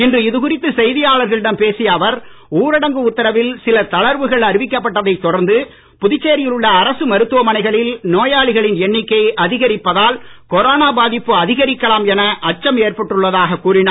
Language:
Tamil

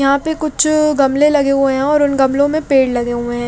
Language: Hindi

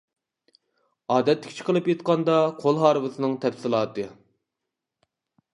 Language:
Uyghur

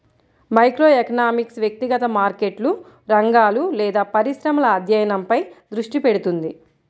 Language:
Telugu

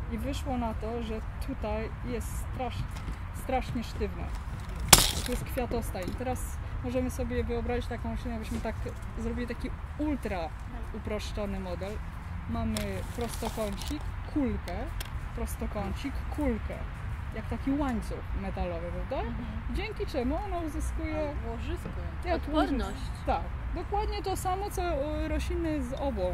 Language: Polish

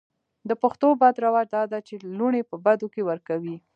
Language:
Pashto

